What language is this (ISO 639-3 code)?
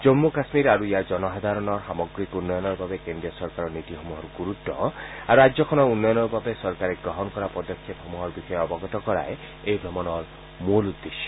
asm